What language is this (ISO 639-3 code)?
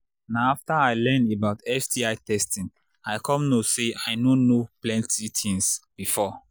pcm